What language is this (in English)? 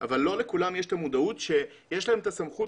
Hebrew